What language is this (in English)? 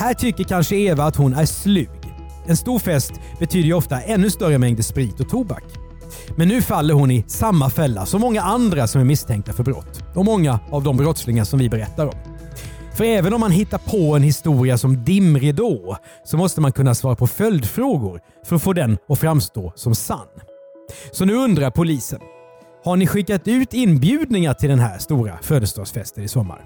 Swedish